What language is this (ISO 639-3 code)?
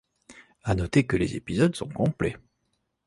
fra